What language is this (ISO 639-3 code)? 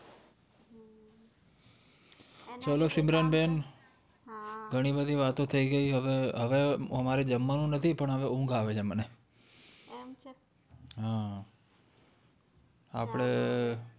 guj